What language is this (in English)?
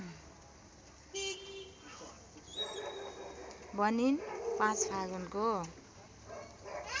Nepali